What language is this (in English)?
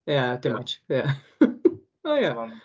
Welsh